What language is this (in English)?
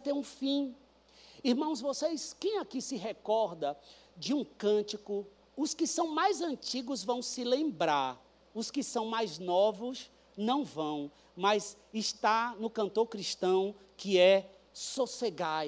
Portuguese